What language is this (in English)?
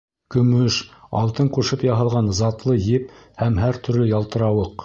Bashkir